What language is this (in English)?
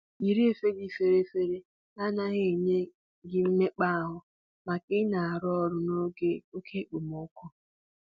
Igbo